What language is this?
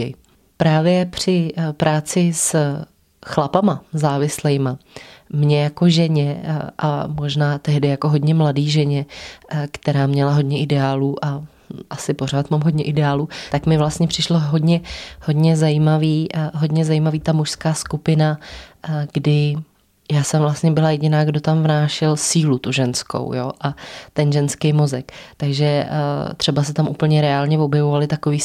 Czech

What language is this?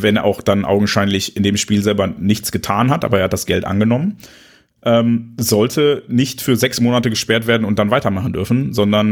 German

